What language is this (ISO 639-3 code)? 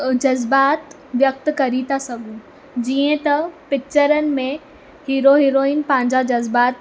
snd